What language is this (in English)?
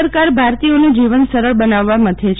Gujarati